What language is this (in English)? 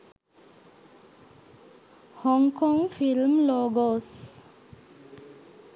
Sinhala